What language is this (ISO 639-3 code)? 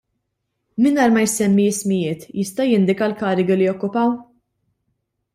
mlt